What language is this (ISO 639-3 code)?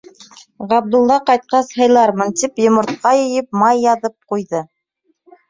bak